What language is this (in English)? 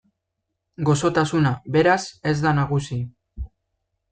Basque